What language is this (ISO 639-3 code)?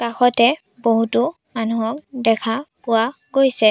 asm